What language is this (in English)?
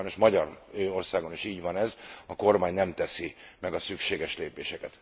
Hungarian